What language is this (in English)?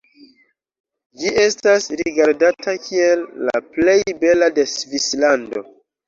Esperanto